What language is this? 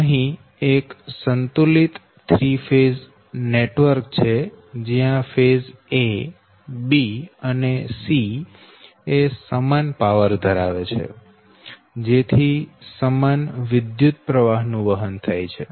Gujarati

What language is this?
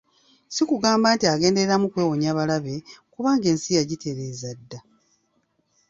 Ganda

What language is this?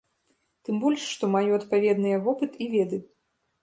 Belarusian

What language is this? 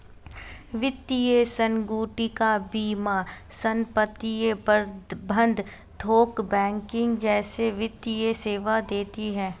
Hindi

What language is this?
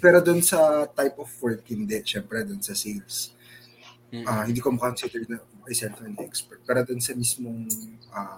Filipino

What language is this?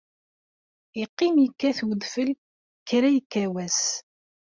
Kabyle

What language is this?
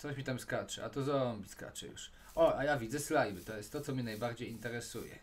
Polish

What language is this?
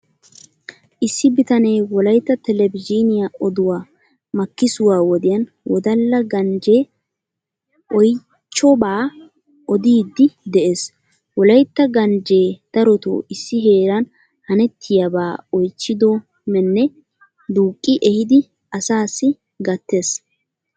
Wolaytta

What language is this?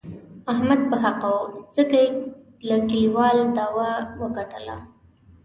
Pashto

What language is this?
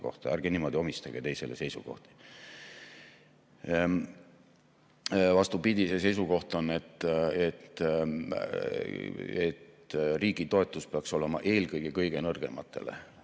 Estonian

